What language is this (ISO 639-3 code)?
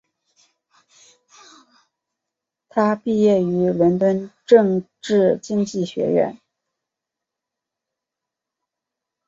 zho